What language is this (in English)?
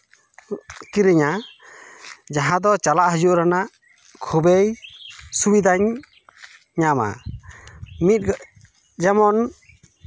Santali